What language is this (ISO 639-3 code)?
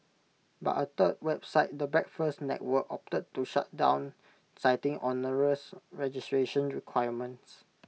eng